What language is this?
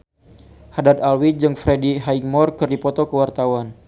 Sundanese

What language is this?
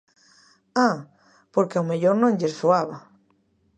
Galician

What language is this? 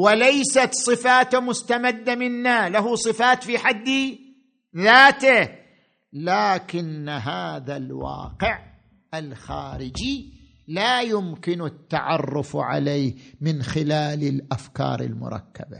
Arabic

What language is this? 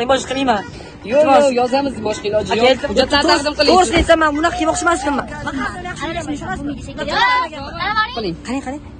Uzbek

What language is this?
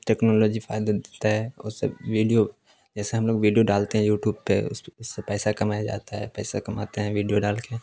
Urdu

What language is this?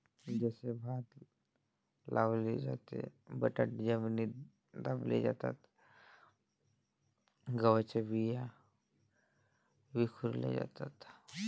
Marathi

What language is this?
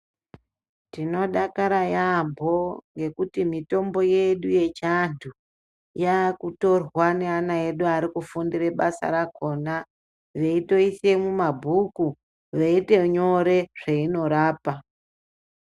Ndau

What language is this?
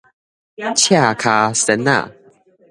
Min Nan Chinese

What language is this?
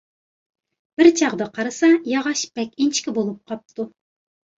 Uyghur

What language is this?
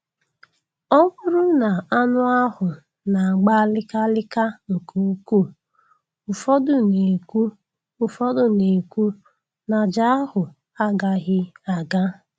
Igbo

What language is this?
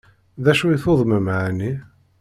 Kabyle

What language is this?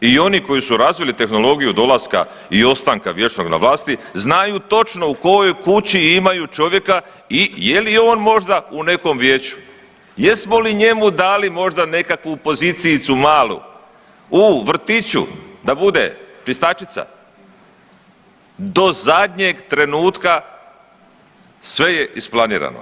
Croatian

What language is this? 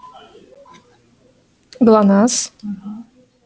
Russian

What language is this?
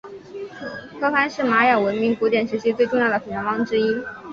Chinese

